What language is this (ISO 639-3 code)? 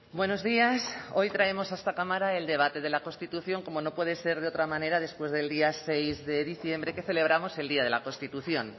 spa